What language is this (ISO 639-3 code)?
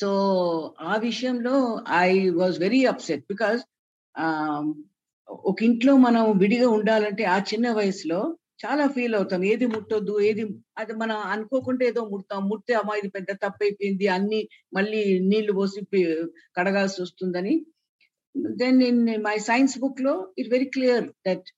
tel